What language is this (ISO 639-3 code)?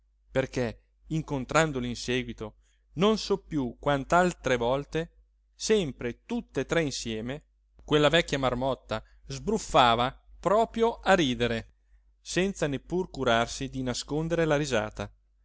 ita